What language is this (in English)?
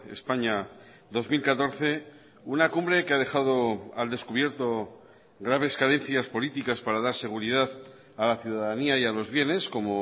Spanish